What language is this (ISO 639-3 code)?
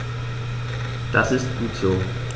deu